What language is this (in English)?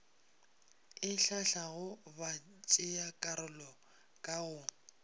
Northern Sotho